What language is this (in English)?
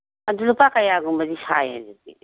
Manipuri